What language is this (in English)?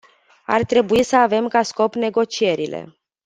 Romanian